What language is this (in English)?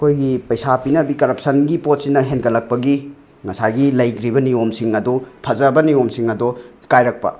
Manipuri